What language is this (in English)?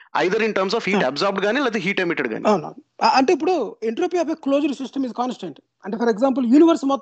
Telugu